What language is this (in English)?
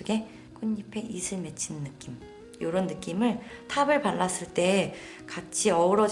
Korean